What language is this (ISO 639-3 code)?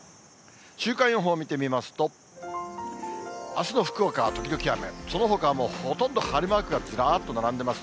jpn